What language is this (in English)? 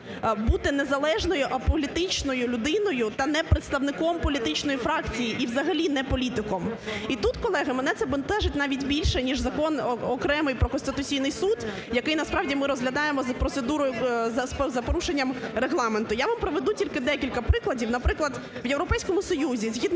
Ukrainian